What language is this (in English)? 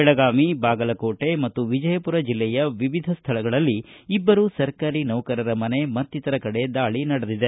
Kannada